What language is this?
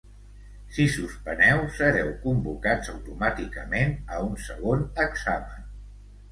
Catalan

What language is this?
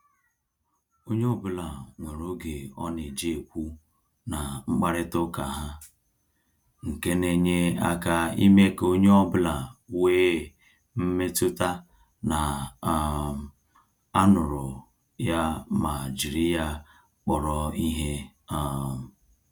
Igbo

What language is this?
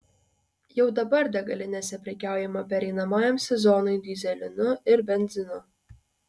Lithuanian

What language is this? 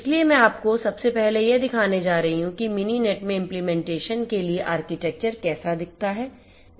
Hindi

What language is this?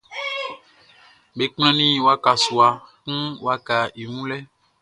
Baoulé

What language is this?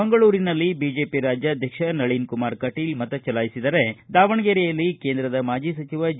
Kannada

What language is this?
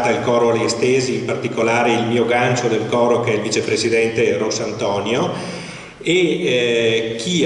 Italian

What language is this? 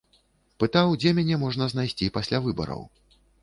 Belarusian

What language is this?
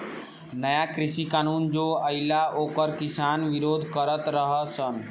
Bhojpuri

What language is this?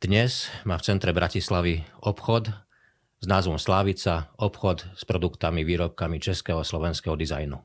Slovak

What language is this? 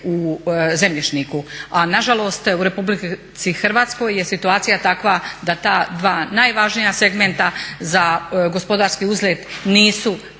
Croatian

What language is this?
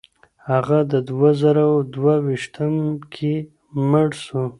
Pashto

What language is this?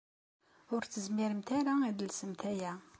Kabyle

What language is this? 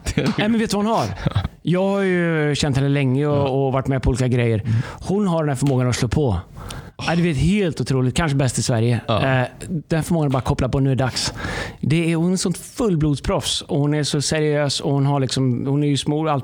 Swedish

